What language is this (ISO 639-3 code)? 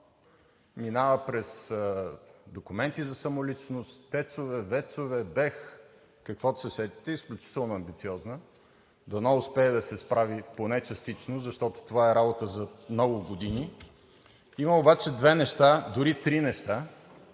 bul